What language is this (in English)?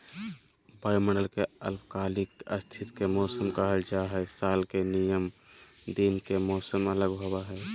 Magahi